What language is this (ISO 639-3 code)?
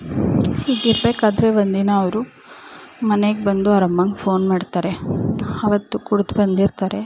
kan